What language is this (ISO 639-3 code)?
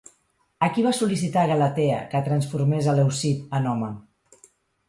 cat